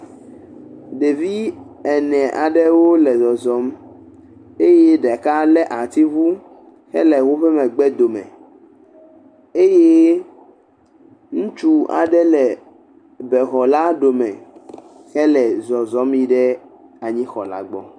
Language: Ewe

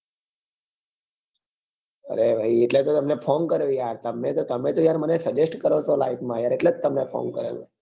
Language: Gujarati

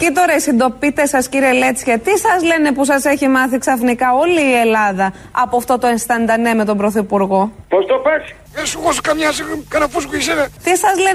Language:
Greek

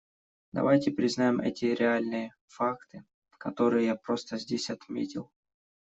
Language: Russian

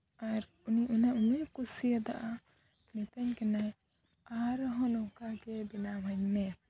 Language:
Santali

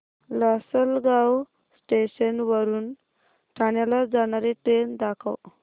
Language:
Marathi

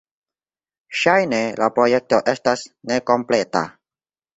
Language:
Esperanto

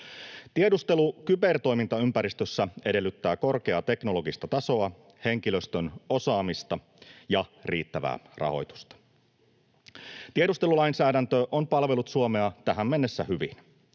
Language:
Finnish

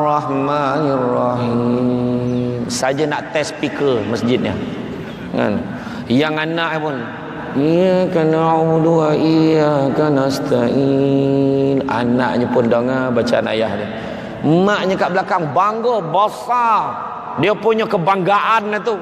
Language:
Malay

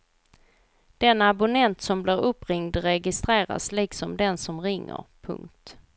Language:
Swedish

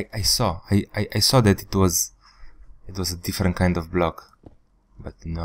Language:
English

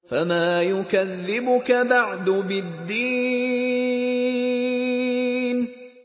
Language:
Arabic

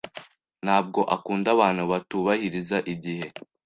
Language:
Kinyarwanda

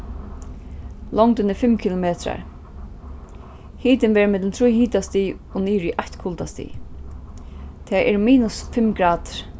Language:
Faroese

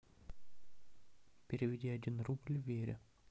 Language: Russian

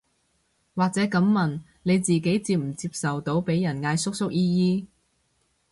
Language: Cantonese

